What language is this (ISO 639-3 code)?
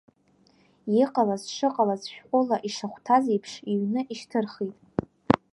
abk